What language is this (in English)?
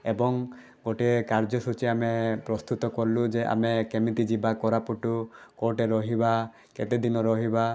Odia